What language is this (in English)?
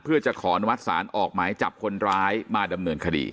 Thai